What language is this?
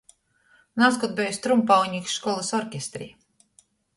Latgalian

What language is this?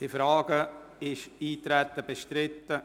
Swiss German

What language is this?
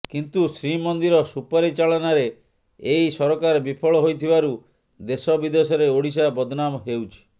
Odia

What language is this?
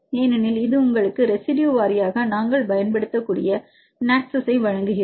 Tamil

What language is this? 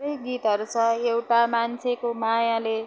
Nepali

